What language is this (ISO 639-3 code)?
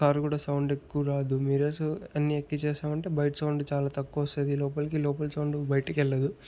tel